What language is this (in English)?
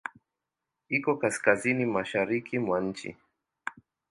Swahili